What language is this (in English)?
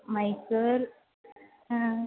Sanskrit